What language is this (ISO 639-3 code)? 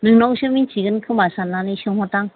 brx